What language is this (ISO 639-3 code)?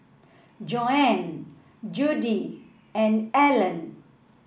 eng